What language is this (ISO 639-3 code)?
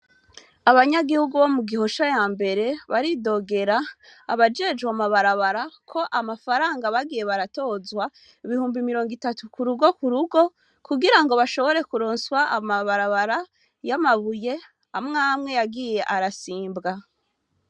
run